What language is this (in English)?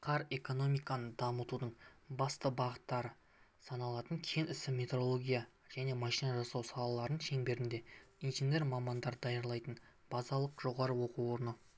Kazakh